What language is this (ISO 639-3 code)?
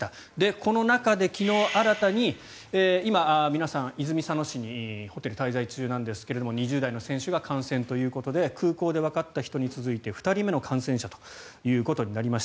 jpn